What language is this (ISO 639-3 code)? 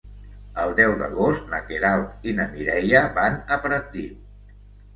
cat